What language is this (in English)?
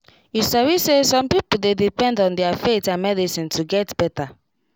Nigerian Pidgin